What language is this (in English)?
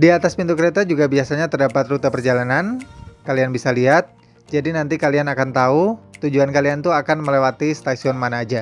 Indonesian